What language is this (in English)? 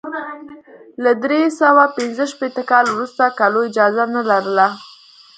Pashto